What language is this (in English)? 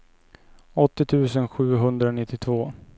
Swedish